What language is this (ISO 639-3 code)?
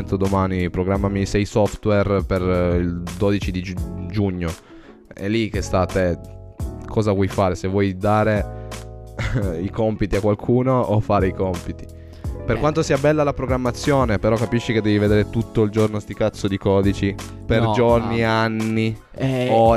ita